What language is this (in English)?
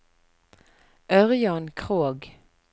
Norwegian